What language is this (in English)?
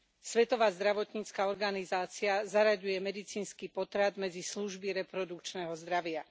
Slovak